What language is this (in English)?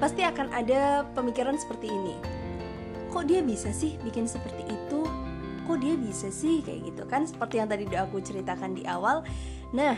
Indonesian